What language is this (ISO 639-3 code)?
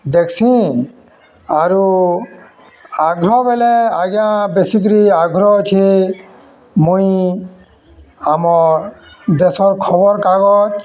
ori